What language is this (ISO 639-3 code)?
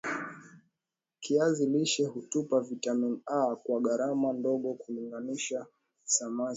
swa